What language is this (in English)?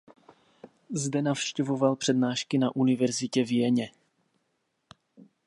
Czech